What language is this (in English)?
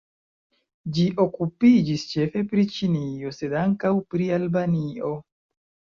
Esperanto